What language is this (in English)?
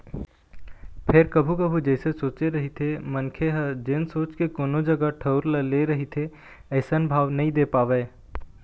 Chhattisgarhi